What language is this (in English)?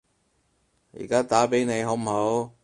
Cantonese